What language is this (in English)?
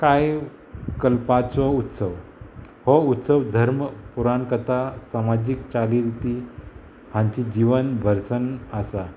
Konkani